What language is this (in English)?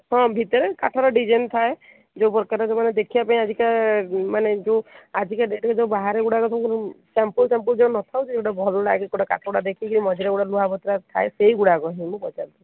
Odia